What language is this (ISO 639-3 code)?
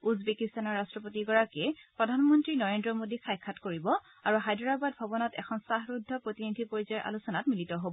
asm